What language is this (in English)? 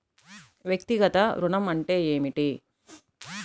Telugu